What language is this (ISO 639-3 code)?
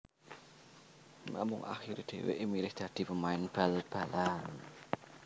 jav